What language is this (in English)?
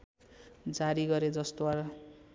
Nepali